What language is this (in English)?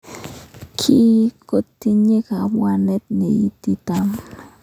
Kalenjin